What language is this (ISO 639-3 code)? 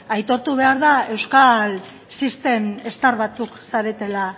eus